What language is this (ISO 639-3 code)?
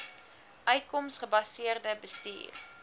afr